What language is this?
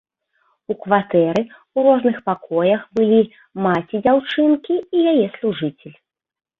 Belarusian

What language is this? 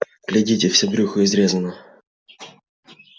Russian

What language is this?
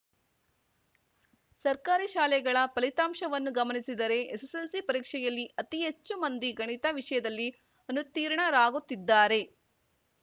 Kannada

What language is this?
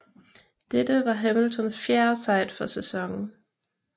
Danish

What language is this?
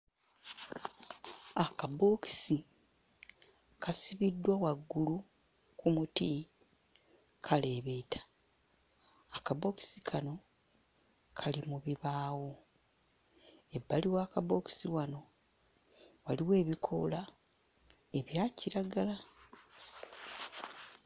Ganda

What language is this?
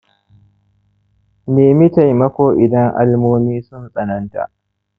Hausa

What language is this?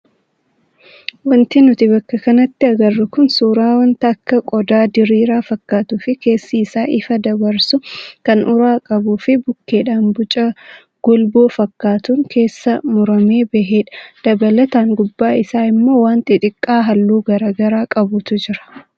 Oromo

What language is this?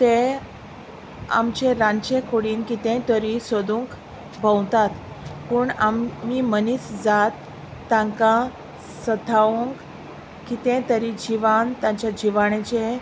Konkani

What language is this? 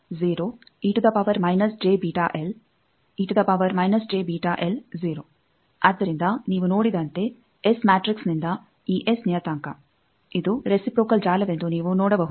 Kannada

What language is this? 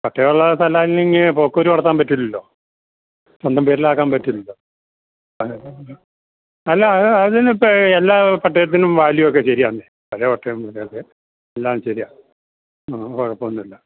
Malayalam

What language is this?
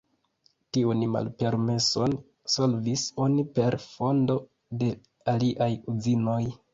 Esperanto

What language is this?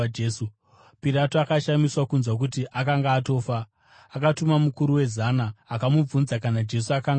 Shona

